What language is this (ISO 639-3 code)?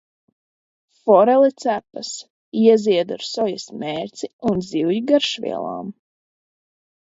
lav